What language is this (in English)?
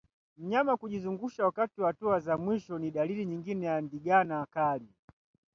Swahili